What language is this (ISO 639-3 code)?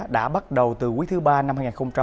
vie